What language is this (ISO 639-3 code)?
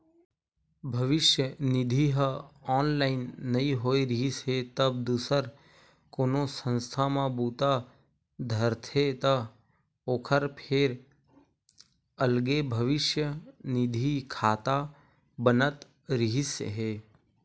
hne